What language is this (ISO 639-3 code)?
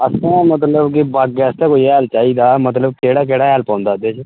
doi